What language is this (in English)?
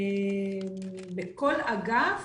Hebrew